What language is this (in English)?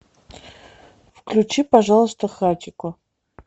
Russian